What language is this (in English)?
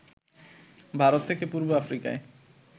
Bangla